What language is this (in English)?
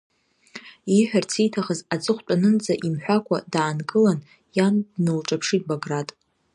Abkhazian